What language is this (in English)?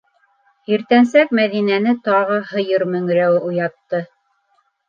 Bashkir